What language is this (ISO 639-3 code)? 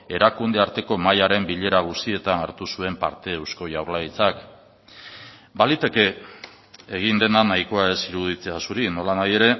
eus